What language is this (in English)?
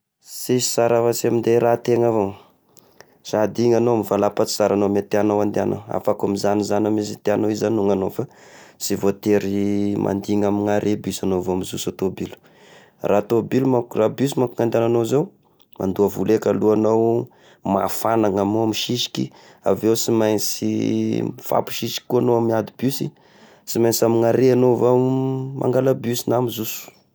Tesaka Malagasy